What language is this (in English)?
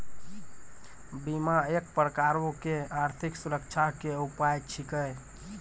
Maithili